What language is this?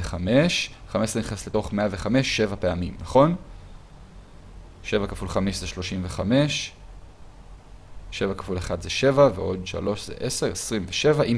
Hebrew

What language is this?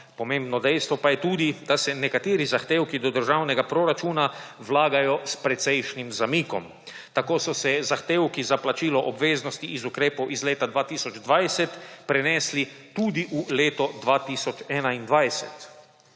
Slovenian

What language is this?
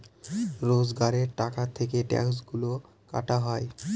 Bangla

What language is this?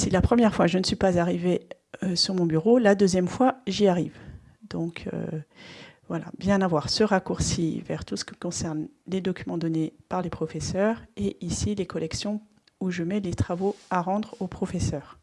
French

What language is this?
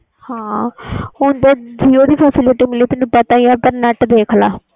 Punjabi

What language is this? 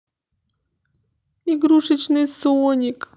Russian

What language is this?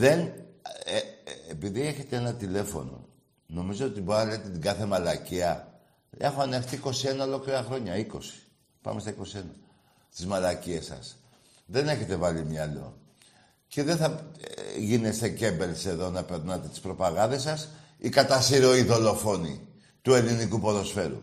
Greek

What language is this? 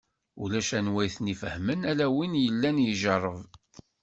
Kabyle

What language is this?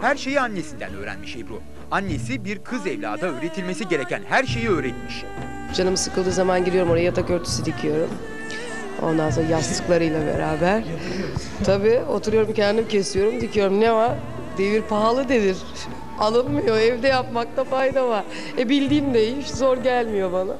Turkish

